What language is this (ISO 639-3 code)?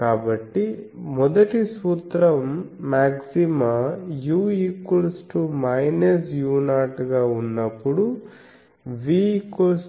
tel